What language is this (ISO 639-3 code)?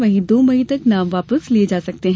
hin